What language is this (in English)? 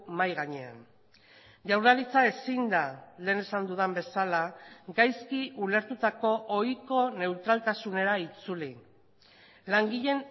Basque